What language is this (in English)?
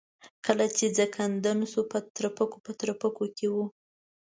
Pashto